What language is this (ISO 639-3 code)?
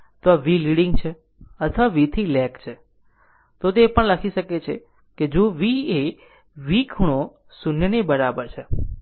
guj